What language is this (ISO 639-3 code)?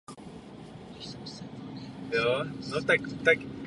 ces